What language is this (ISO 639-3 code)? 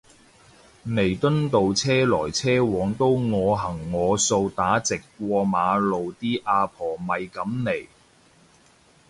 yue